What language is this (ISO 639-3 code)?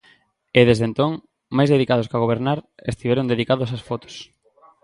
glg